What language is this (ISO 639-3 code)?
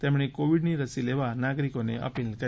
guj